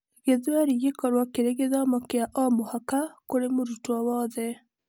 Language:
Kikuyu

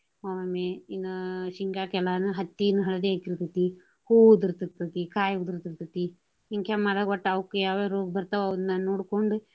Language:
Kannada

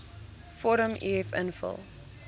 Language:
Afrikaans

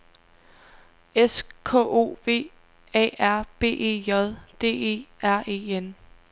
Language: Danish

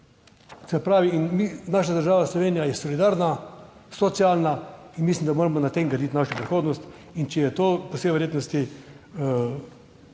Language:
Slovenian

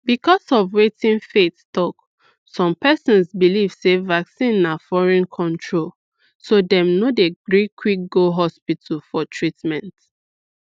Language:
Nigerian Pidgin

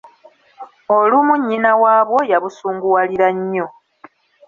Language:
Ganda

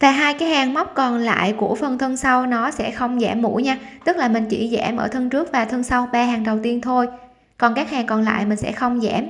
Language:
Vietnamese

